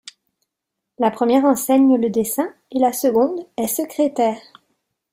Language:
French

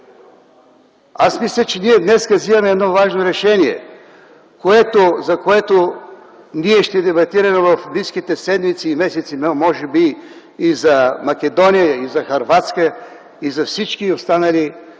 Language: Bulgarian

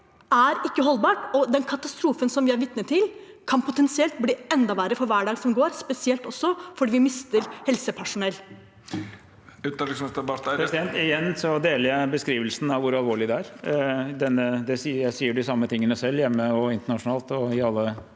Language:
Norwegian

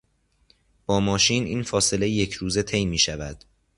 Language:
Persian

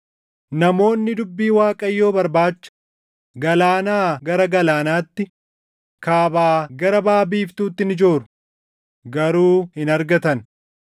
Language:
Oromo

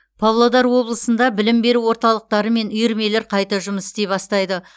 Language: Kazakh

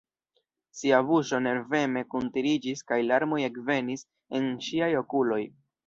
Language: Esperanto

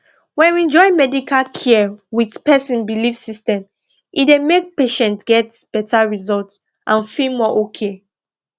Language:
Nigerian Pidgin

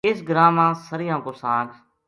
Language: Gujari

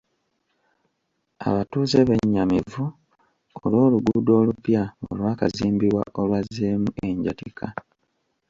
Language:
Ganda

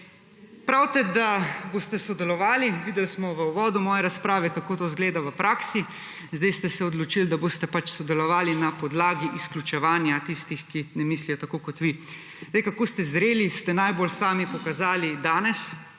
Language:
Slovenian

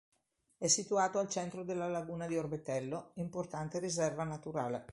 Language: Italian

